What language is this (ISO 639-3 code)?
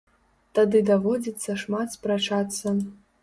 bel